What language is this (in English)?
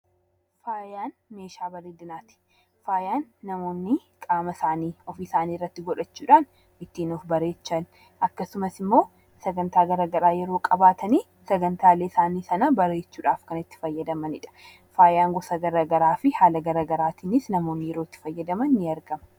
Oromo